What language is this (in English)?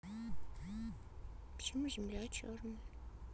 Russian